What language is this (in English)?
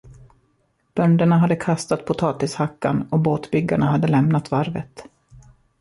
Swedish